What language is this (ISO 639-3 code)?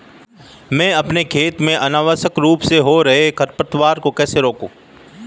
hin